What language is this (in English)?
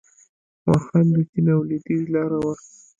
Pashto